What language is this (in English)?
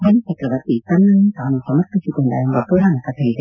Kannada